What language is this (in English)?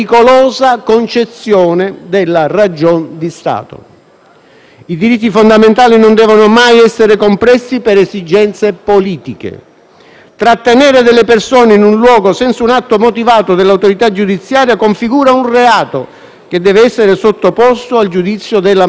Italian